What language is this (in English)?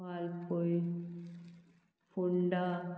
Konkani